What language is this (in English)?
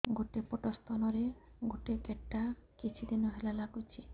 Odia